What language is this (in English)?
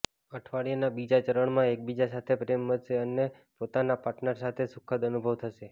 Gujarati